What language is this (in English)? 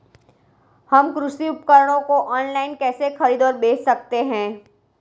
Hindi